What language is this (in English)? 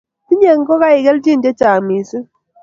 Kalenjin